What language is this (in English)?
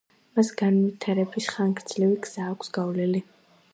Georgian